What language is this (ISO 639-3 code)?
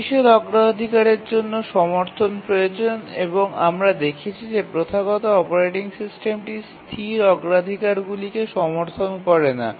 ben